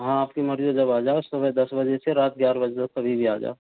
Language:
Hindi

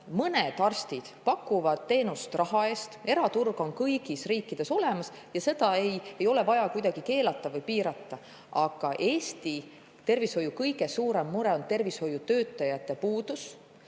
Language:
Estonian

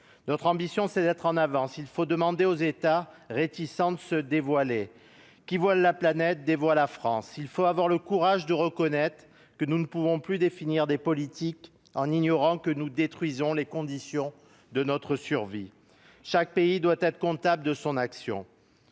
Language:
French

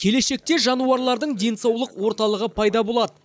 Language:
Kazakh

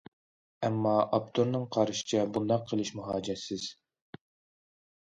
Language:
Uyghur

